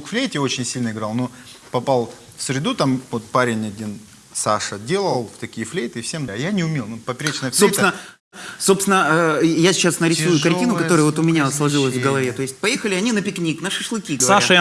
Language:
Russian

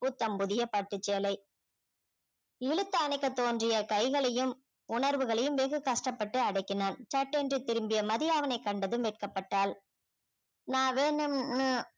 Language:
Tamil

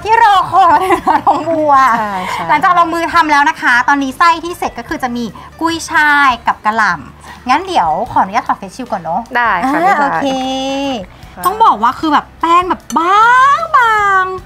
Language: Thai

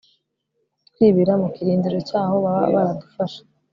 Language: Kinyarwanda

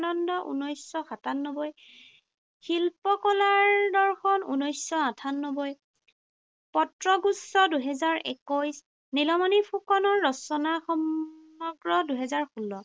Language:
Assamese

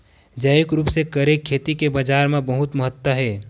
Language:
Chhattisgarhi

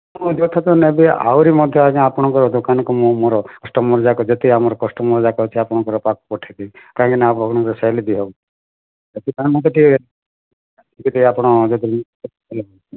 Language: Odia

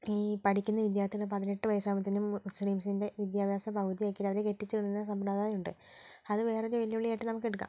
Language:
Malayalam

